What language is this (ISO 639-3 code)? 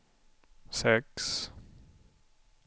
swe